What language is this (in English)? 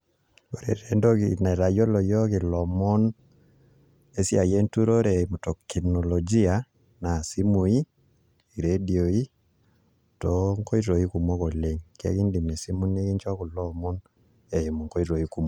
Masai